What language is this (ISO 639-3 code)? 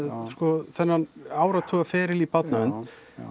isl